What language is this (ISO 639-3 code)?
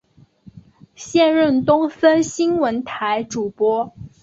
zho